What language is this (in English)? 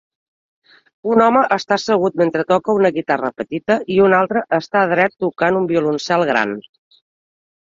Catalan